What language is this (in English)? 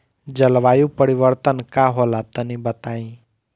Bhojpuri